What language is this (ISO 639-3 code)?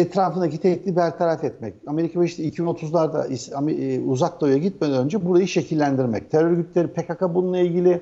tur